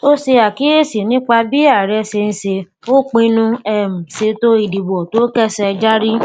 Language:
Yoruba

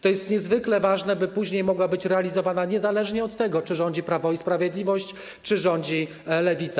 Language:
Polish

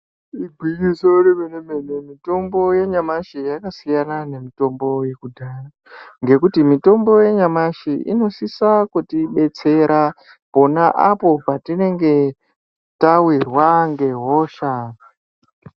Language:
Ndau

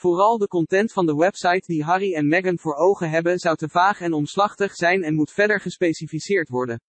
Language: Dutch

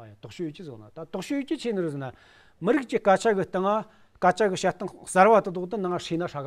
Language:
Romanian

